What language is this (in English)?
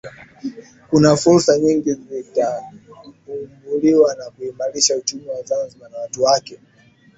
Swahili